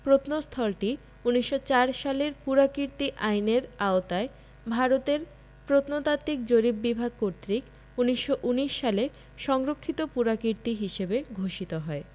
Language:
Bangla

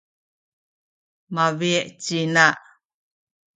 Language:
Sakizaya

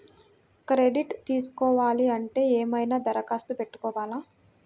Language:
Telugu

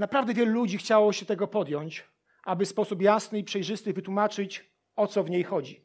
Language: Polish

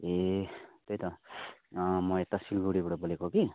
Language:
Nepali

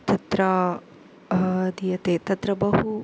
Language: Sanskrit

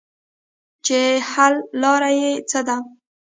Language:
Pashto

